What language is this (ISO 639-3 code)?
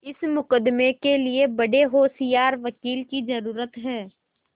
hin